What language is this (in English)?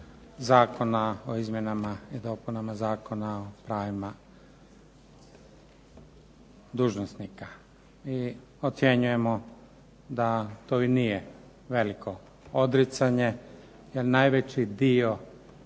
Croatian